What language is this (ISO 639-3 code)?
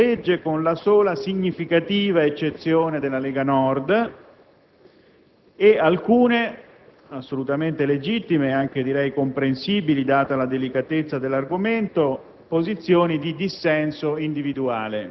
ita